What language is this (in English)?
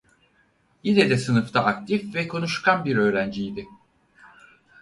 Turkish